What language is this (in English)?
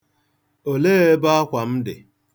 Igbo